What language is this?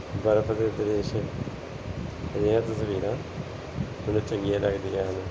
Punjabi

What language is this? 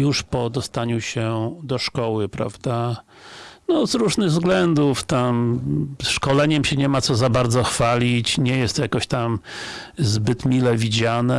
Polish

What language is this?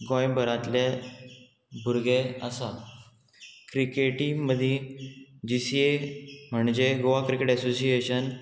Konkani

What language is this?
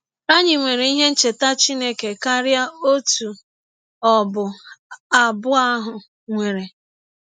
Igbo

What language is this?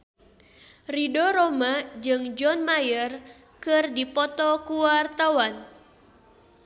Sundanese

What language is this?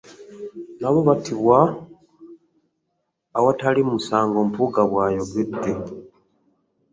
Ganda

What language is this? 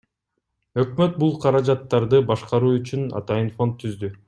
Kyrgyz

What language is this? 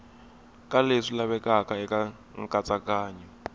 Tsonga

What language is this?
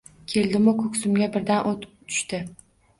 Uzbek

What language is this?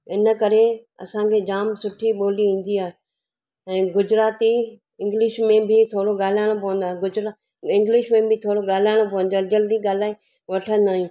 Sindhi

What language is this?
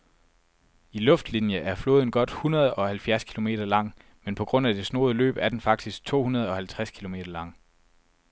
Danish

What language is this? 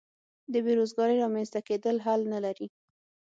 Pashto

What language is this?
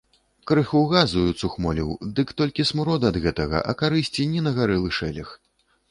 Belarusian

